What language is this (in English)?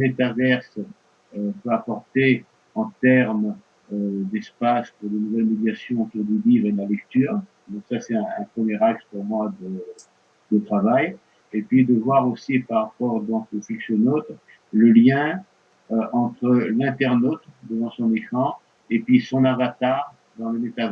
French